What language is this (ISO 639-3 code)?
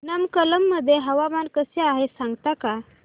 mar